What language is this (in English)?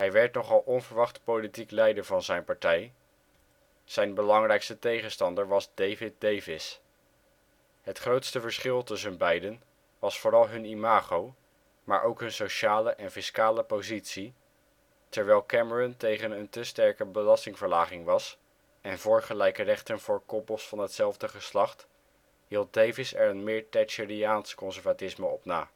Dutch